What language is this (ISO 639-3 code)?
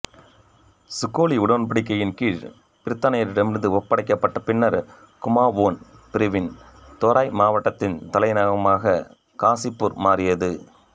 tam